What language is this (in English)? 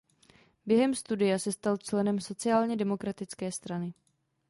Czech